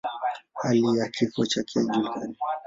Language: Swahili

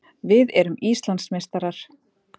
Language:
Icelandic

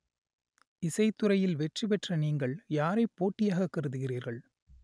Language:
Tamil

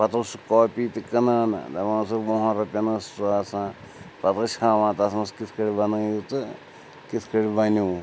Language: Kashmiri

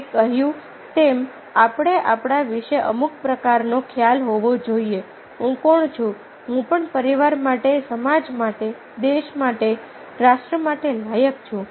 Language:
Gujarati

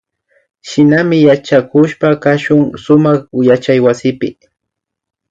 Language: Imbabura Highland Quichua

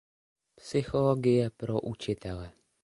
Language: Czech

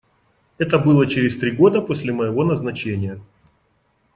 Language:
Russian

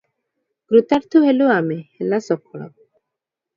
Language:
Odia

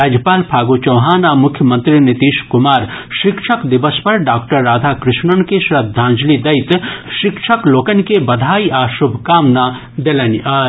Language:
Maithili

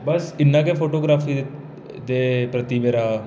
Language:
Dogri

